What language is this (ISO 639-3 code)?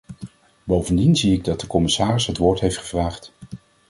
nld